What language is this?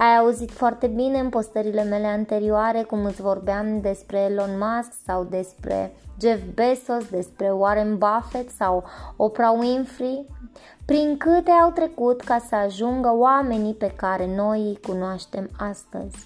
Romanian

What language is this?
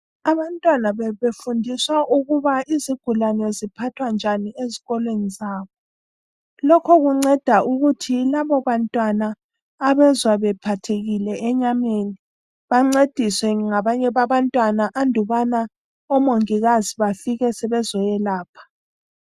North Ndebele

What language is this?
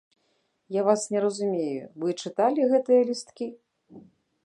Belarusian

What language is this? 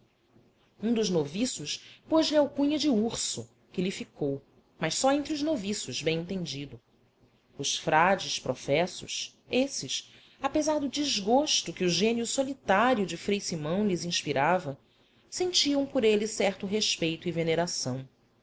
Portuguese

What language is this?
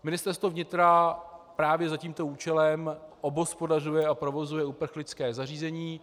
Czech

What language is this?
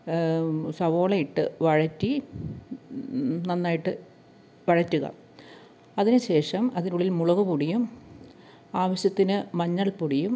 Malayalam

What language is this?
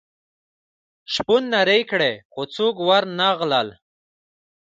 Pashto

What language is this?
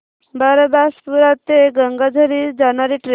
Marathi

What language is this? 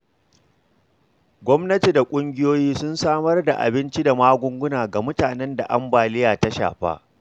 Hausa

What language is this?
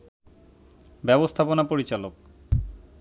Bangla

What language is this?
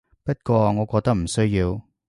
Cantonese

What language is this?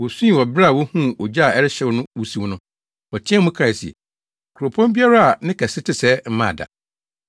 Akan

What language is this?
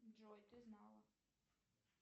Russian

